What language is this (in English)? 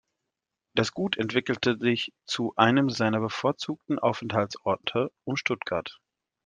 German